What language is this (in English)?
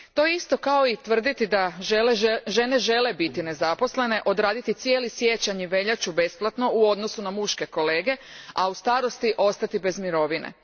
Croatian